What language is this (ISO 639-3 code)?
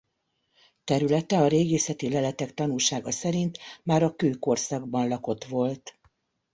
hun